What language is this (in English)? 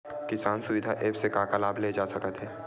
Chhattisgarhi